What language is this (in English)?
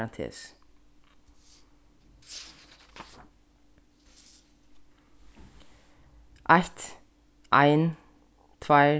Faroese